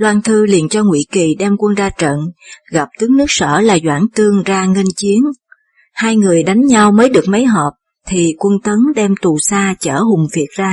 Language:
Vietnamese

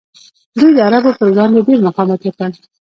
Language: Pashto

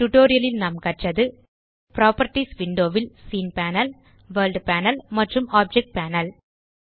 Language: Tamil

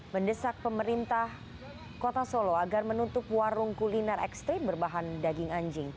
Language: Indonesian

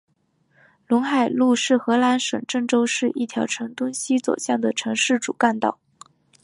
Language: Chinese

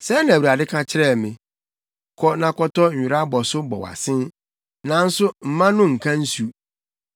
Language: Akan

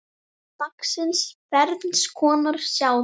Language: Icelandic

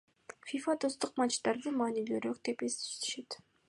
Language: Kyrgyz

